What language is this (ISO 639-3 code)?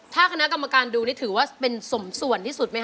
tha